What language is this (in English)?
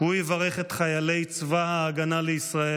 Hebrew